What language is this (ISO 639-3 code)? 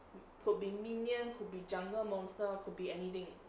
eng